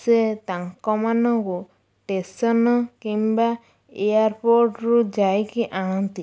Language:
Odia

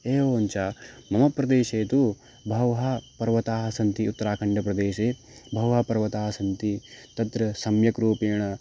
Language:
Sanskrit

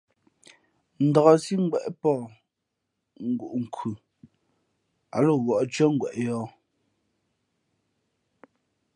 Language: Fe'fe'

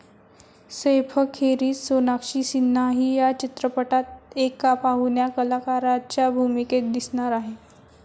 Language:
Marathi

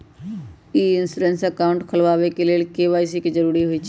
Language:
Magahi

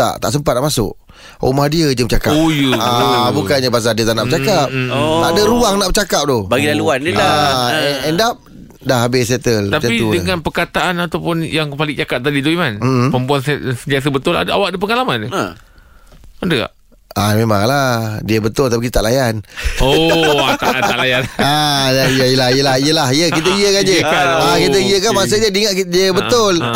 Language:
Malay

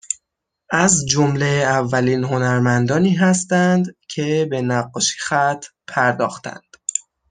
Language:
Persian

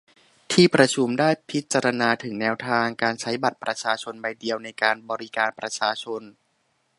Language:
Thai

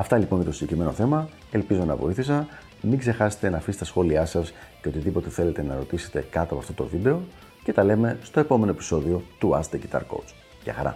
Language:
Greek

